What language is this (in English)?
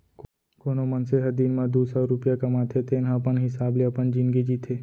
Chhattisgarhi